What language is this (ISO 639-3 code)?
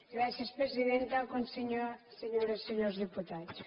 cat